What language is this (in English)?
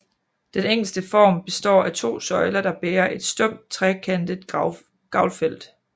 Danish